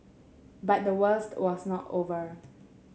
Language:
English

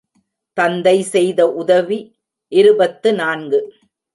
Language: Tamil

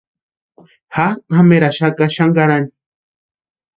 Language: Western Highland Purepecha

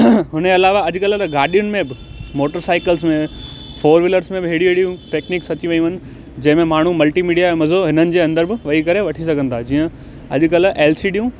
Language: Sindhi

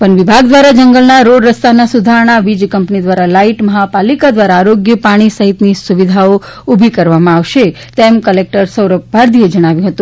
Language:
Gujarati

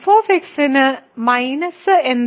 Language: Malayalam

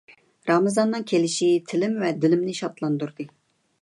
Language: Uyghur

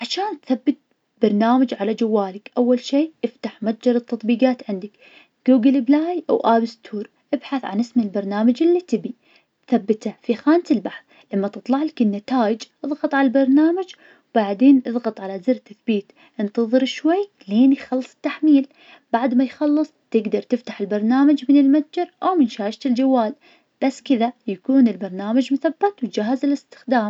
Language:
Najdi Arabic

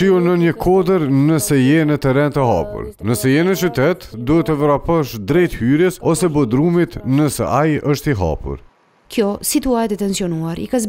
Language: Romanian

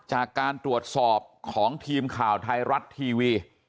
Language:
Thai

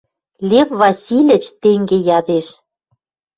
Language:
Western Mari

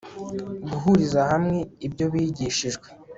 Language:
Kinyarwanda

